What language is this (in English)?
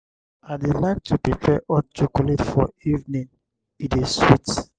Nigerian Pidgin